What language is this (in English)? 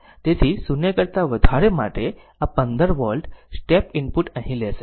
Gujarati